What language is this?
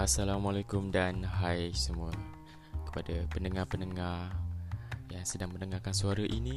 Malay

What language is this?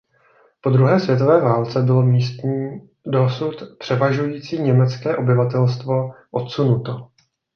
Czech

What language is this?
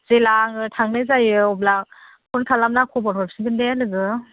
Bodo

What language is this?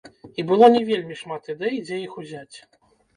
Belarusian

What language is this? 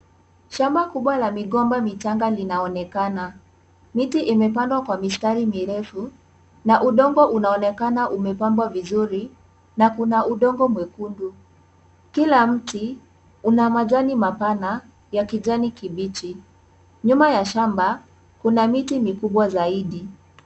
Swahili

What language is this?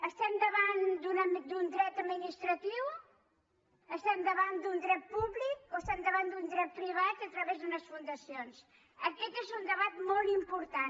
Catalan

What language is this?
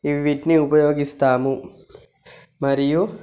Telugu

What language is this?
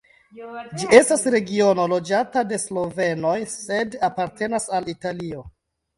Esperanto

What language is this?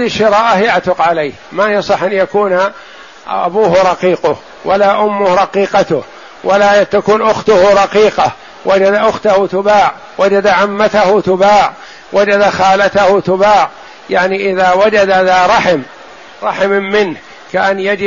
Arabic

